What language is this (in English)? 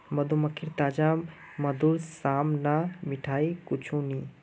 Magahi